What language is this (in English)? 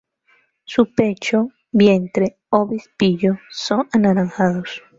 Spanish